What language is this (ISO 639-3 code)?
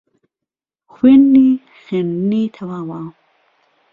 ckb